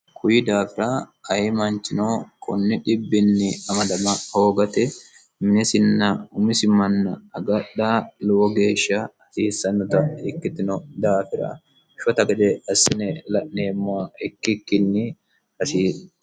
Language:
Sidamo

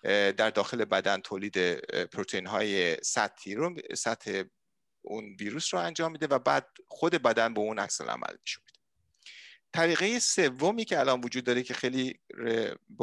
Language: Persian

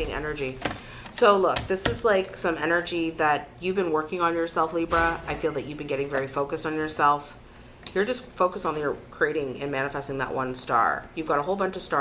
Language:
English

